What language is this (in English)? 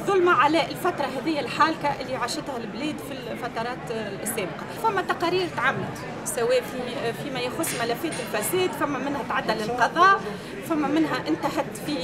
Arabic